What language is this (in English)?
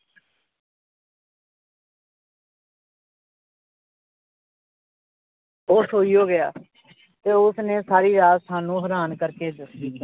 Punjabi